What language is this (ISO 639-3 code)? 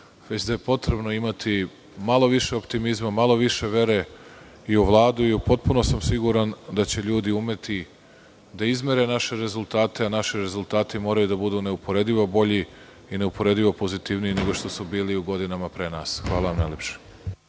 srp